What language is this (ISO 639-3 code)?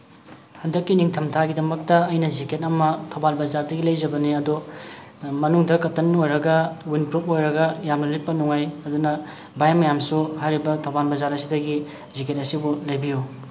mni